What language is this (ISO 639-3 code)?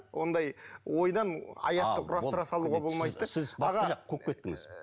kaz